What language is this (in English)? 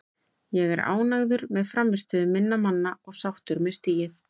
Icelandic